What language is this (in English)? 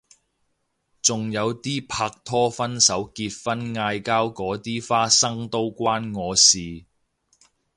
Cantonese